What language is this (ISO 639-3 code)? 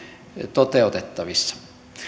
fin